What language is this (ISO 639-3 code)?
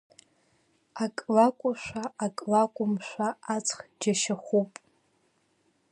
abk